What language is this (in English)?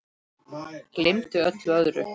Icelandic